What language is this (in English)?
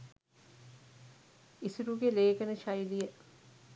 Sinhala